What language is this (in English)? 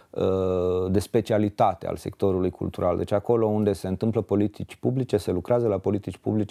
Romanian